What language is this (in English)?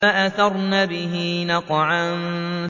Arabic